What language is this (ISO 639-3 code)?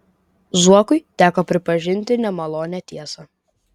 lit